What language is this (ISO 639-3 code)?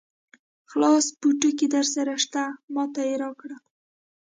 pus